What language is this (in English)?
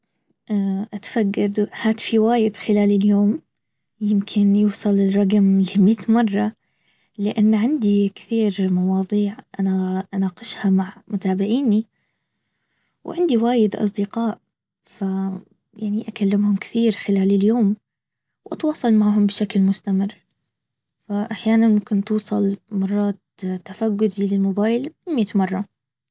Baharna Arabic